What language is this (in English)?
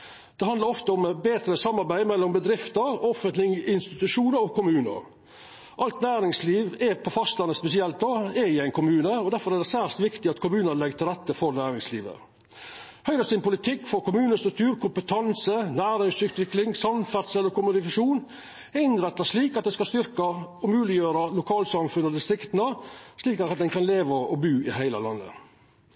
Norwegian Nynorsk